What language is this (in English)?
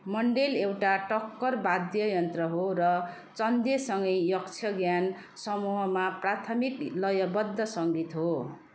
Nepali